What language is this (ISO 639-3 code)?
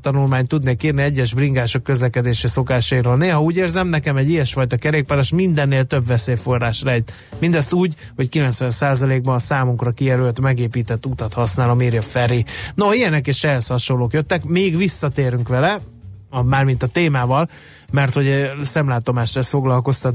hun